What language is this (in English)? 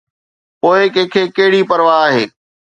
Sindhi